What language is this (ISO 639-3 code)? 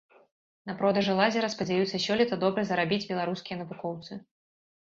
bel